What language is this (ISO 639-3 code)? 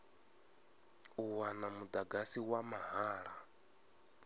ven